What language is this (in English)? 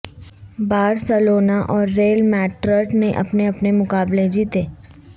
Urdu